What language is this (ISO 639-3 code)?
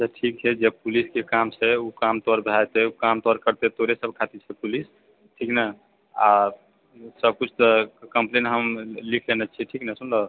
mai